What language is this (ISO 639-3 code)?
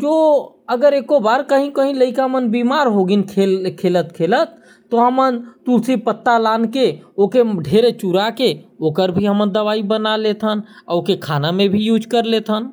kfp